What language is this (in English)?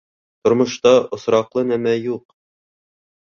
Bashkir